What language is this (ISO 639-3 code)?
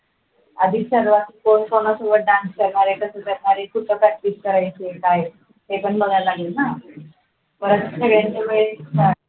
mar